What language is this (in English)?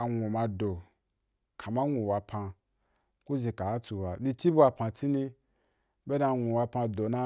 Wapan